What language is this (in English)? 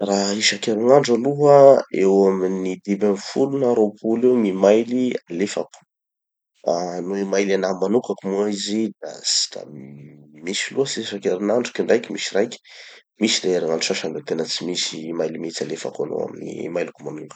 Tanosy Malagasy